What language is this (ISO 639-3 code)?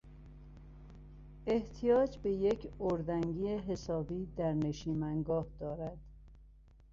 fas